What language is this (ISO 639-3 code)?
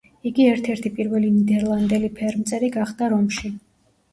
kat